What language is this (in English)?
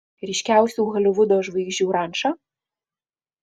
Lithuanian